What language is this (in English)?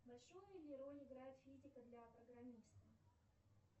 Russian